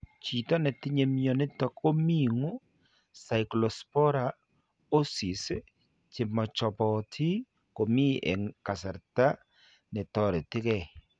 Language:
Kalenjin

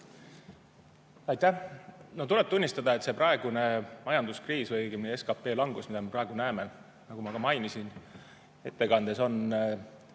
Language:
Estonian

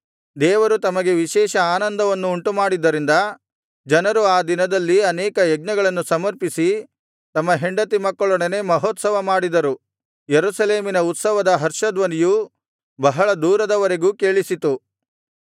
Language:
Kannada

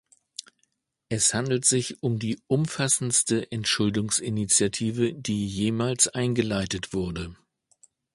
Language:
German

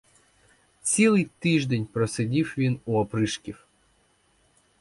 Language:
Ukrainian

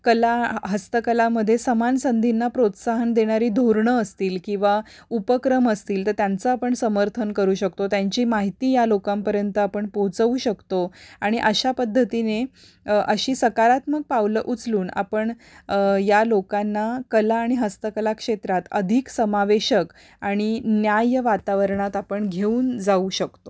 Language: Marathi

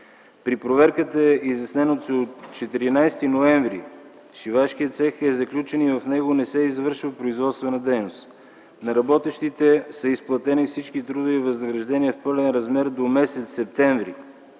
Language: Bulgarian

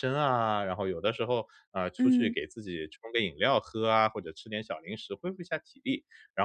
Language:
Chinese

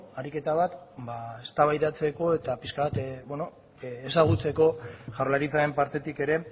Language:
Basque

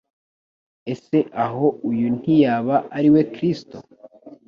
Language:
Kinyarwanda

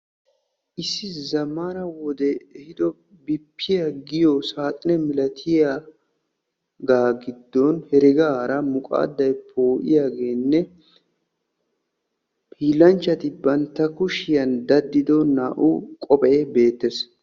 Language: Wolaytta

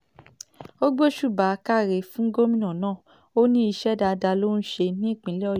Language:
Yoruba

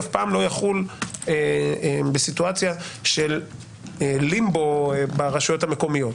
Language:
Hebrew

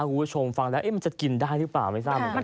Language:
Thai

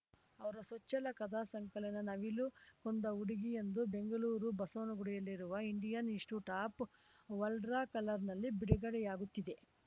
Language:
Kannada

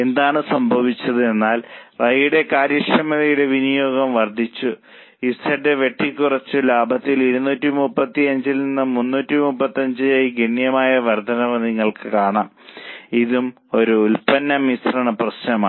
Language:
Malayalam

